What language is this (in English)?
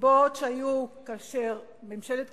Hebrew